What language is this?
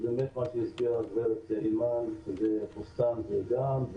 Hebrew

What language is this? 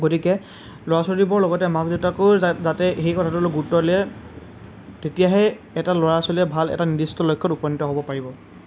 Assamese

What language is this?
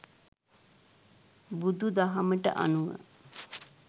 Sinhala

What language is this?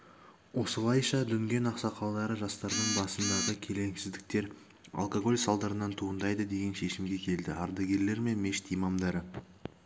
Kazakh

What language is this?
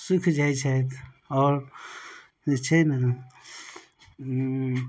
Maithili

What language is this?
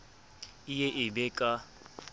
Southern Sotho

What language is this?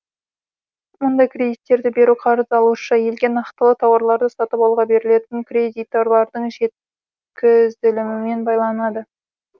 Kazakh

